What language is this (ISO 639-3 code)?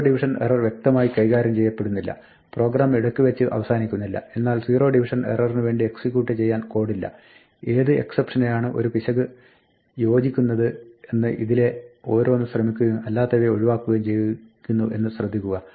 mal